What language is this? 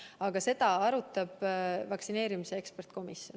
Estonian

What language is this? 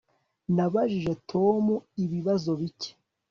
Kinyarwanda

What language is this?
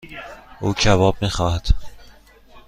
Persian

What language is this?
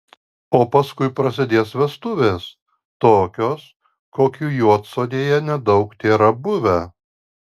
Lithuanian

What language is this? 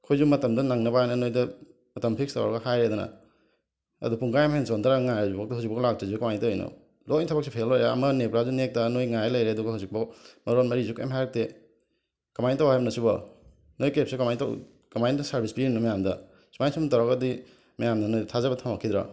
Manipuri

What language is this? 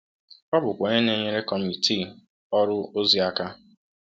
Igbo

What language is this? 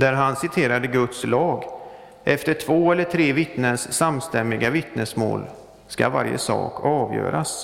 Swedish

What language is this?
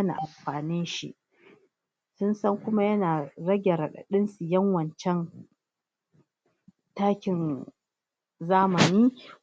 Hausa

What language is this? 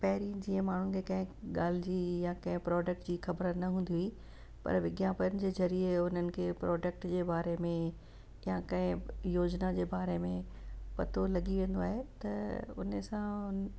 Sindhi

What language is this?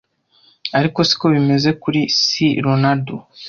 Kinyarwanda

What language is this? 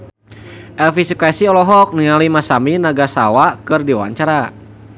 Sundanese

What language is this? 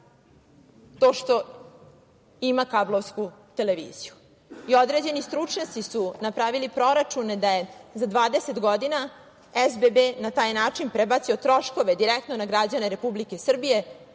Serbian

